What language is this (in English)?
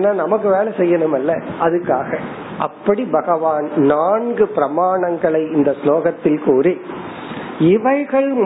Tamil